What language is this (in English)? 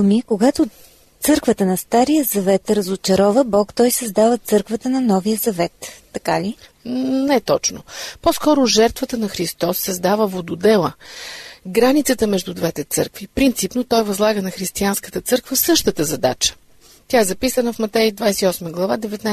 Bulgarian